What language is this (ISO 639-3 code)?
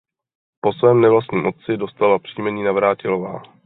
ces